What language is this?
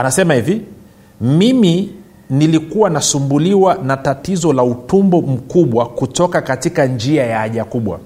Swahili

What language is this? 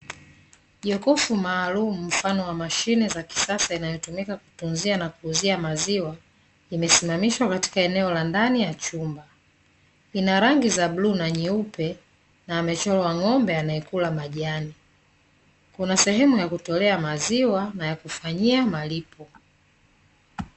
Swahili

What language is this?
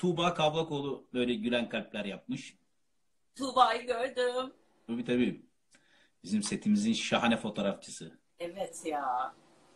Turkish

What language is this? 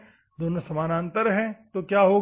Hindi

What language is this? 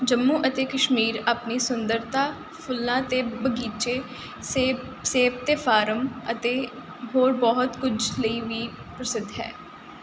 Punjabi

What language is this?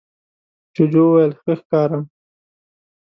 Pashto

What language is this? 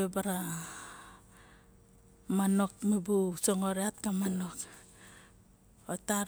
Barok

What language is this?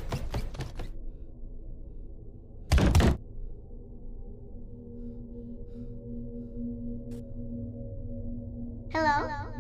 Spanish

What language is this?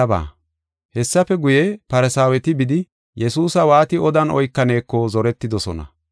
Gofa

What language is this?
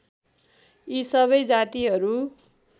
Nepali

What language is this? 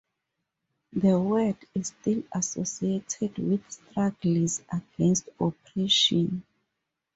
English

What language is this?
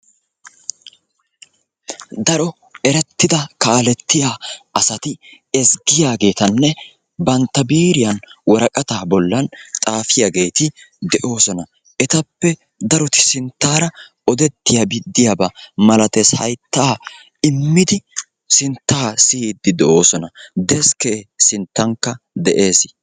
Wolaytta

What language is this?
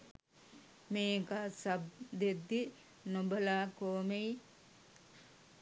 Sinhala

